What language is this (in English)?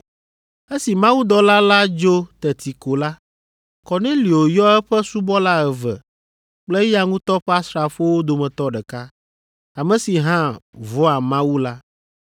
Ewe